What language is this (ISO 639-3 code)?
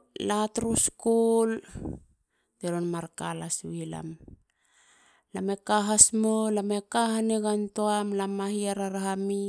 hla